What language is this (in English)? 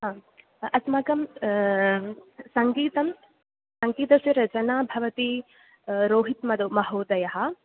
Sanskrit